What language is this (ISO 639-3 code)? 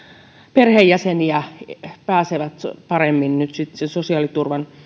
fin